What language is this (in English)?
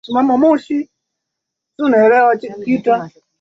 Swahili